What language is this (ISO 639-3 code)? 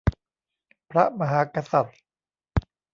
tha